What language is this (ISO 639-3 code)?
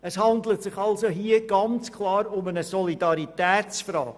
gsw